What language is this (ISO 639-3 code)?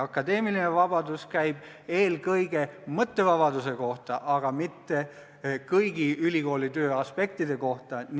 est